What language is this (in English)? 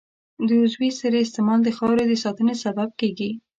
Pashto